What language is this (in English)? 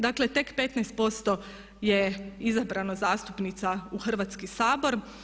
Croatian